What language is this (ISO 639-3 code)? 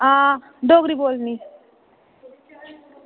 doi